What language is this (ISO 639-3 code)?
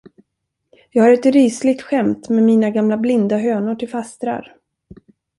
swe